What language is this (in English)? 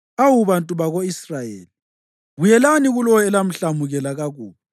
North Ndebele